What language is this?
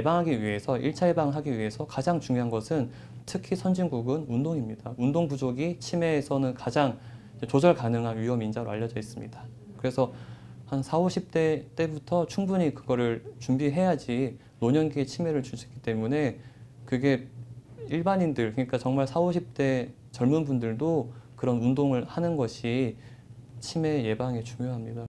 Korean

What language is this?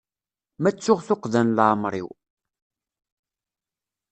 Kabyle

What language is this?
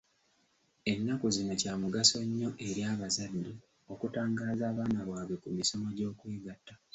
Ganda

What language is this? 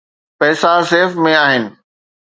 Sindhi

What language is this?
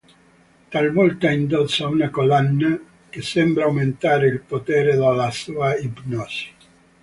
Italian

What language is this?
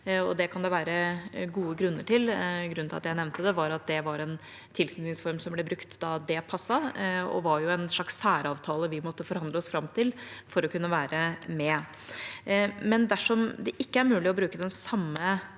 Norwegian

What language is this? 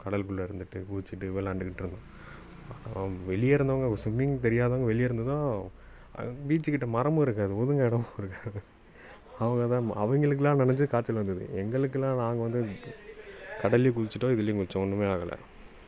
Tamil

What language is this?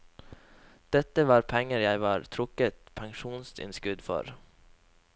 Norwegian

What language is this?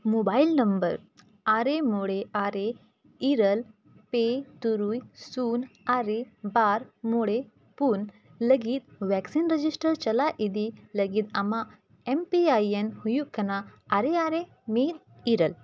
Santali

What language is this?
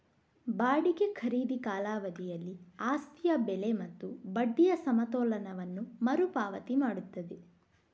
Kannada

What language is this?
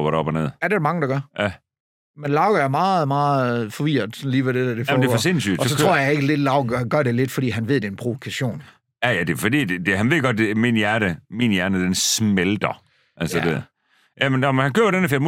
Danish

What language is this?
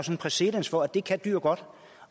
Danish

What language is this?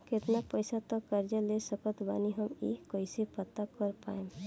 Bhojpuri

